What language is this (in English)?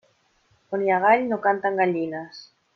Catalan